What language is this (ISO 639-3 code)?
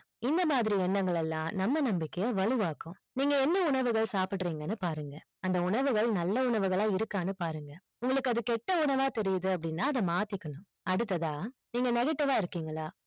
tam